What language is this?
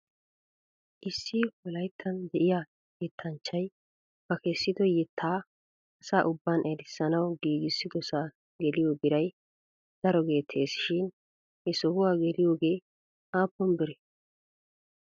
Wolaytta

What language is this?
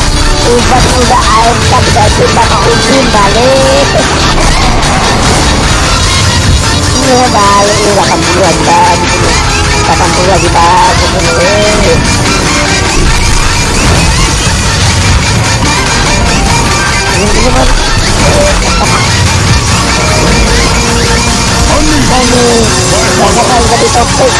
Indonesian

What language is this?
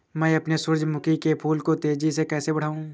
Hindi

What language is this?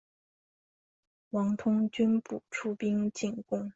Chinese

